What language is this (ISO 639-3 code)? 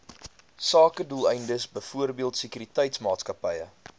afr